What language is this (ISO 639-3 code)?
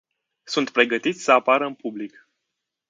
ron